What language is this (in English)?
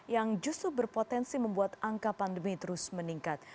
Indonesian